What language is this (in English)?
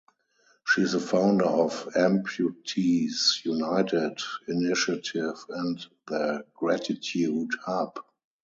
English